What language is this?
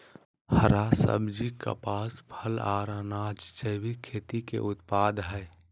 Magahi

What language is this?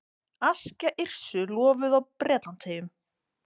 Icelandic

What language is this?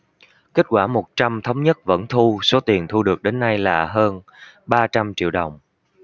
Vietnamese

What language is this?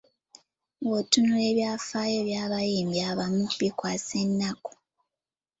Ganda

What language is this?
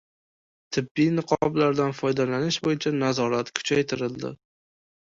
Uzbek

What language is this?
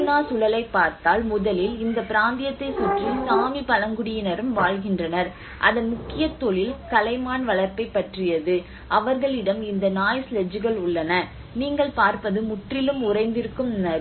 Tamil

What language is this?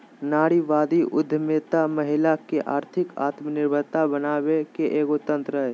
Magahi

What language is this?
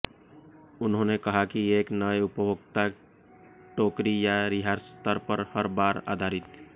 Hindi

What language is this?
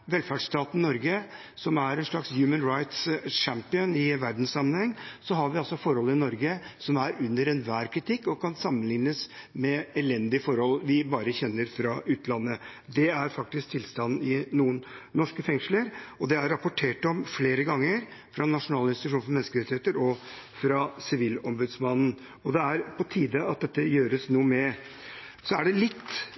Norwegian Bokmål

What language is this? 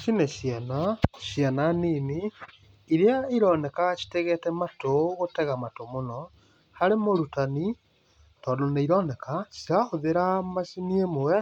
Kikuyu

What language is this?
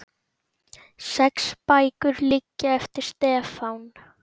Icelandic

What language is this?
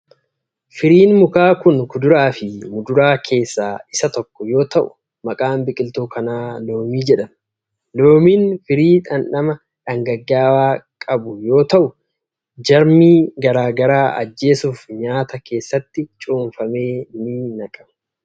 Oromo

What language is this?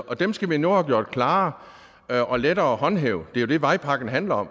Danish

